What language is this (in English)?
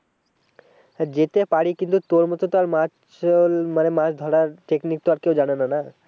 Bangla